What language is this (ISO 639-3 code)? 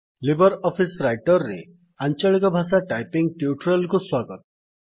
ori